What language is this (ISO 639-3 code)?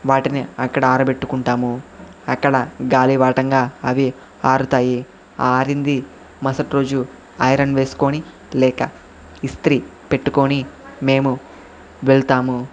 tel